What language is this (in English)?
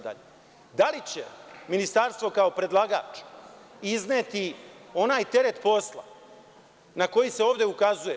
Serbian